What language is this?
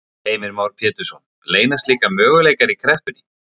Icelandic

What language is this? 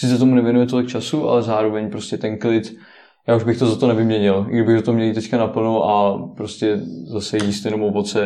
Czech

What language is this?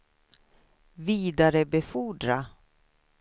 Swedish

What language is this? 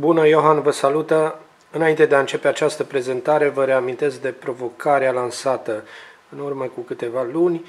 Romanian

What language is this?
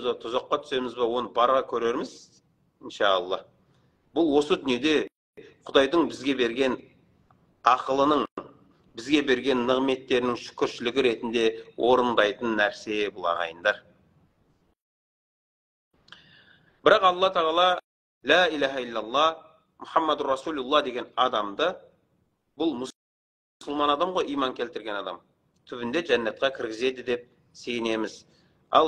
Turkish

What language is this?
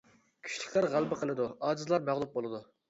Uyghur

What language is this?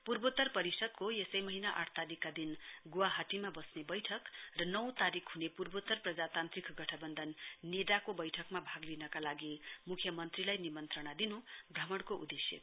Nepali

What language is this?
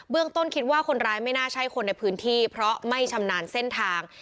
Thai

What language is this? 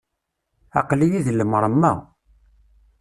Kabyle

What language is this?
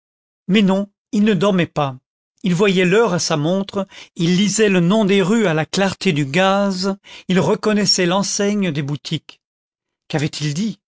French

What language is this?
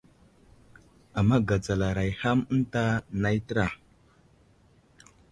Wuzlam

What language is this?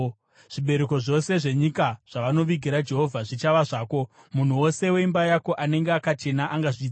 Shona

